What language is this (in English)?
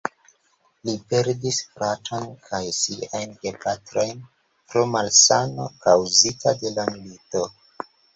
Esperanto